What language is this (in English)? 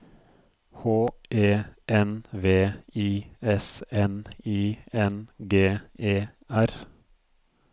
Norwegian